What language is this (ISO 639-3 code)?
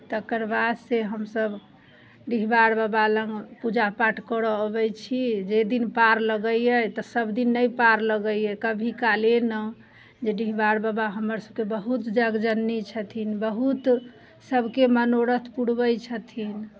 mai